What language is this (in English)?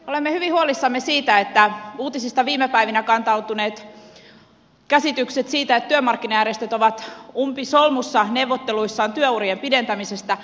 Finnish